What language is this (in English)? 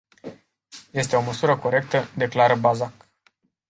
Romanian